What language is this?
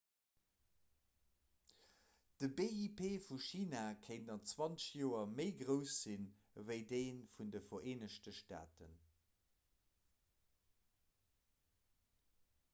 Luxembourgish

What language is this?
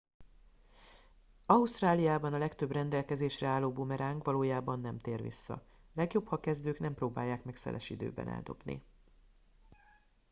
Hungarian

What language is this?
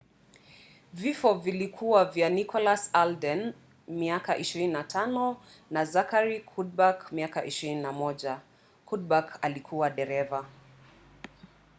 Swahili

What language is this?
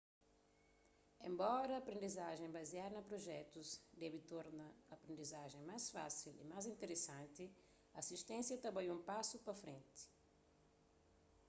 Kabuverdianu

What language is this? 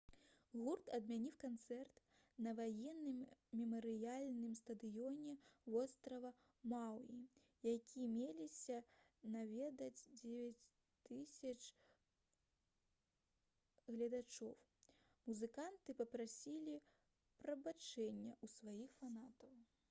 Belarusian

